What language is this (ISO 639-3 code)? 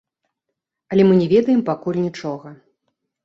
bel